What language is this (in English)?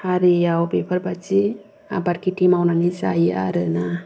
Bodo